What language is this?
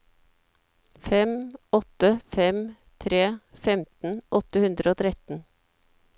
Norwegian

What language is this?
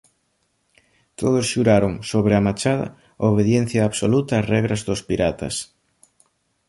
Galician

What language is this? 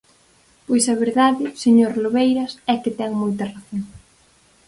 Galician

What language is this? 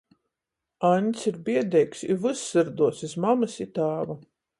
Latgalian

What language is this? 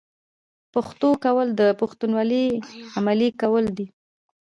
Pashto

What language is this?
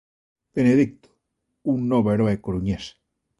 Galician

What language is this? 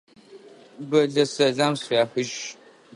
Adyghe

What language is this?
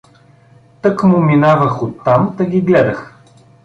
Bulgarian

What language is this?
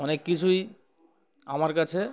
Bangla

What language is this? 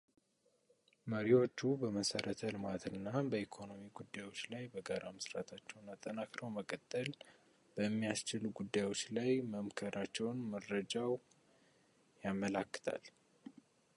Amharic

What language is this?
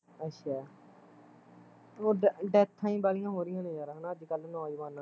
Punjabi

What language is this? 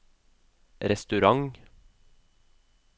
Norwegian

